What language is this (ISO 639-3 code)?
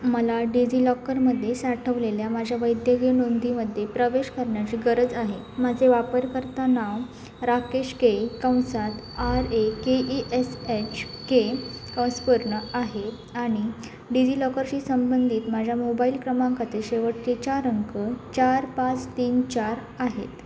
mar